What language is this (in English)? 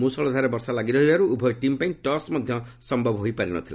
Odia